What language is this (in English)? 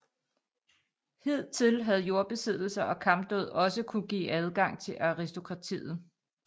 Danish